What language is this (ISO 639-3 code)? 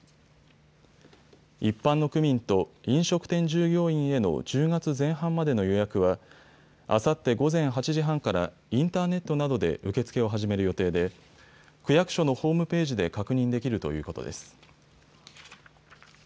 jpn